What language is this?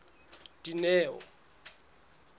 Southern Sotho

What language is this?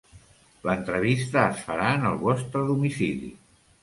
Catalan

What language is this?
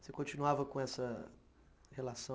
Portuguese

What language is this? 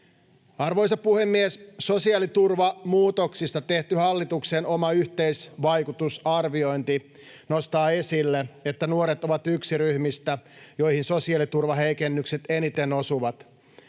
Finnish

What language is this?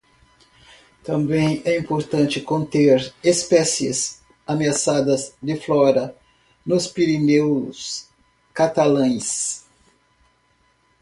Portuguese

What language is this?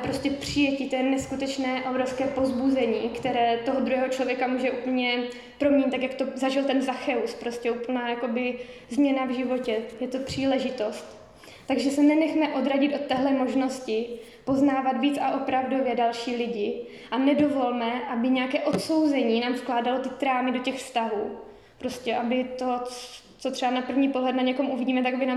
Czech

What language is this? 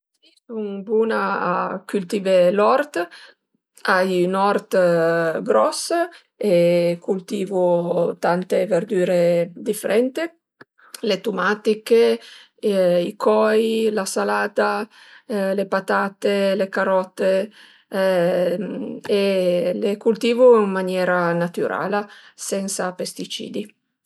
Piedmontese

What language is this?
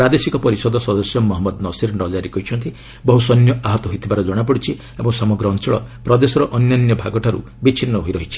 Odia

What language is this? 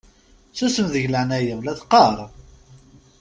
Kabyle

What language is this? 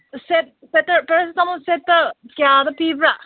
Manipuri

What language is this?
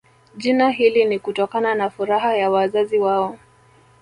Swahili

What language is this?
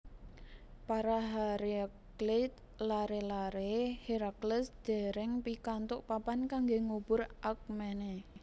Javanese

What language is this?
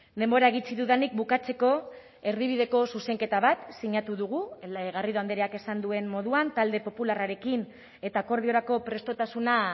Basque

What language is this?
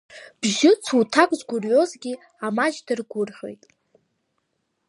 Abkhazian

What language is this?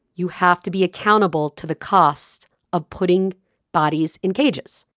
English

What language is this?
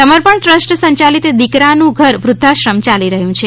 Gujarati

